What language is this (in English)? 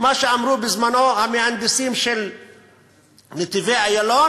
Hebrew